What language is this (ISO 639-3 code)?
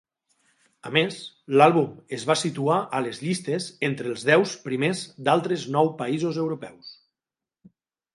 cat